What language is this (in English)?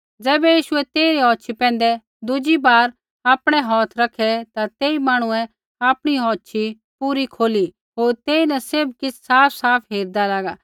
Kullu Pahari